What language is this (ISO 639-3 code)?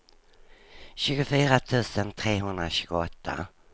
swe